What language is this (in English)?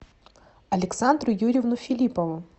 Russian